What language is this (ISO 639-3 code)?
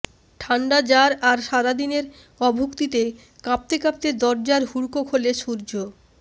ben